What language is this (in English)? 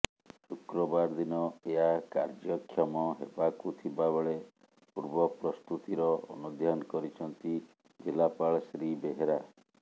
Odia